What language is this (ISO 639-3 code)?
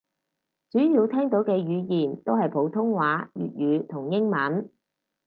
yue